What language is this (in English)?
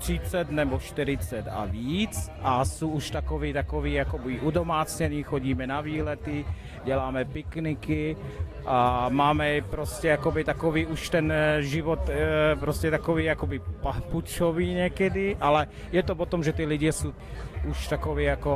Czech